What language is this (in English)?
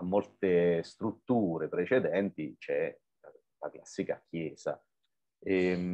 Italian